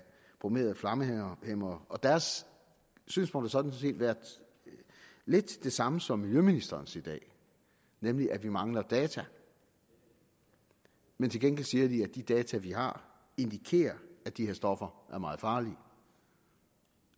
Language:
Danish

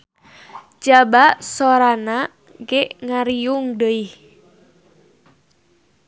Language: Sundanese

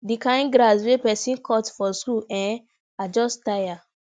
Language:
Nigerian Pidgin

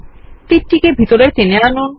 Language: Bangla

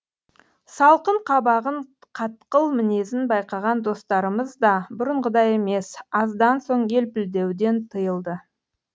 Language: Kazakh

